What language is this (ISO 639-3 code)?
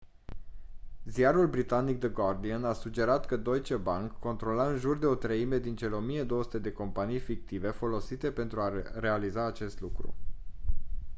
ron